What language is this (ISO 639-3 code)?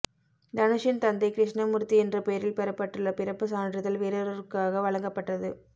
tam